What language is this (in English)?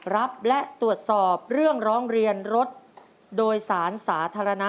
Thai